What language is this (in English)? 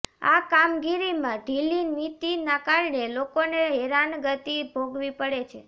Gujarati